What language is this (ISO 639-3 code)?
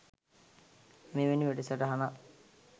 sin